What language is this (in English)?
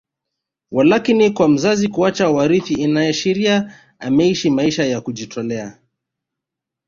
Swahili